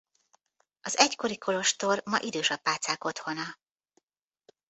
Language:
Hungarian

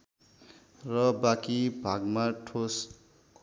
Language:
Nepali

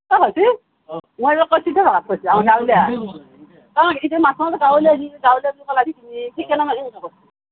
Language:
Assamese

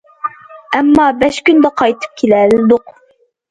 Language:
Uyghur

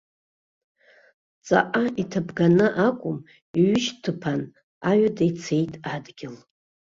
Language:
Abkhazian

